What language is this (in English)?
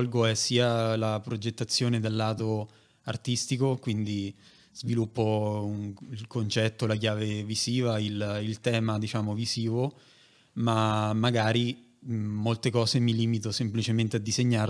Italian